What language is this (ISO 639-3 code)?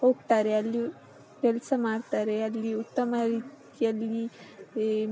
kan